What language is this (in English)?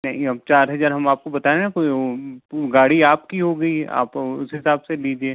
Hindi